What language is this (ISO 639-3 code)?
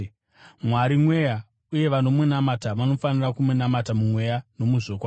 sna